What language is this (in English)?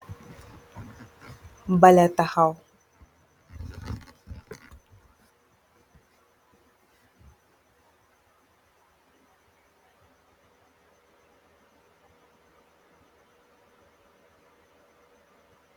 Wolof